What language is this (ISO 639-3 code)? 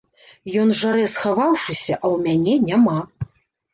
bel